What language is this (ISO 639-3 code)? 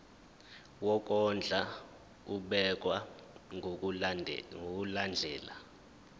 zul